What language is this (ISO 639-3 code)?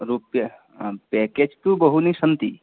san